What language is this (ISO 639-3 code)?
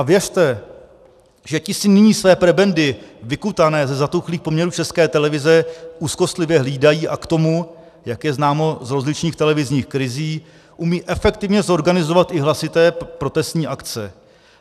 ces